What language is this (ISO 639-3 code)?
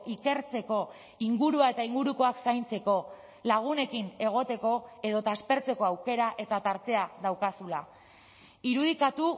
eus